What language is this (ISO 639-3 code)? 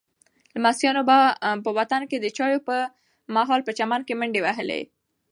pus